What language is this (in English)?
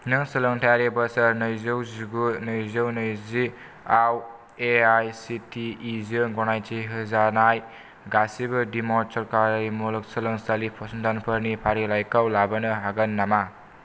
Bodo